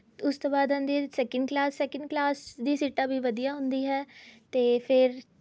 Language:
Punjabi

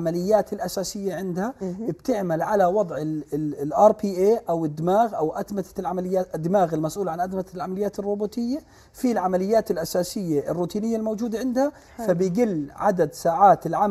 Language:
Arabic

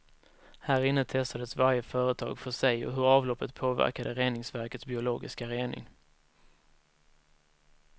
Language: Swedish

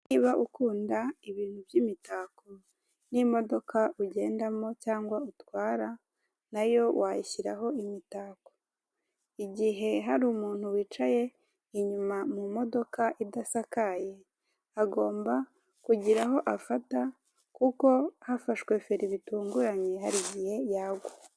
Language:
Kinyarwanda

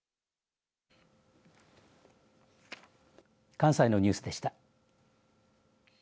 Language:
Japanese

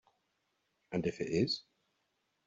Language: English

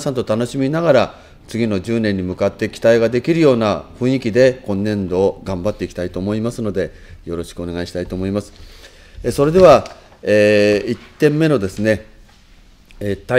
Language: Japanese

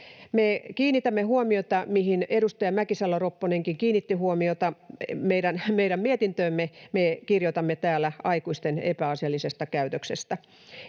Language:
Finnish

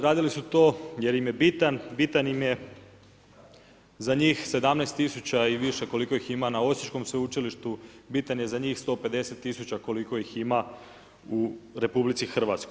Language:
Croatian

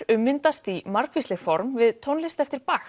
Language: Icelandic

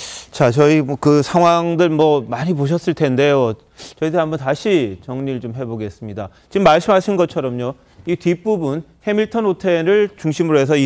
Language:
Korean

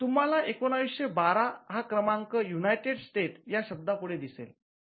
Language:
Marathi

